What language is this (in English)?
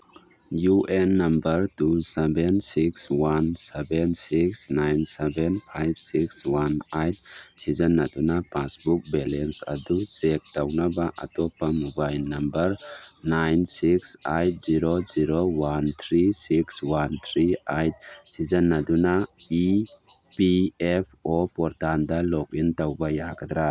Manipuri